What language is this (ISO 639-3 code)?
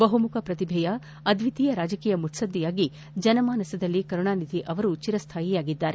kan